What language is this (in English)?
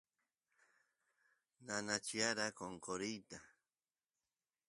Santiago del Estero Quichua